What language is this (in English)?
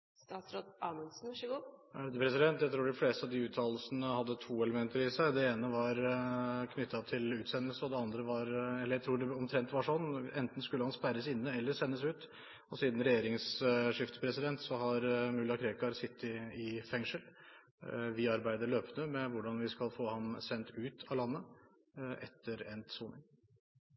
Norwegian